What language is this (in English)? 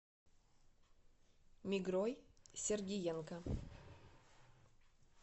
Russian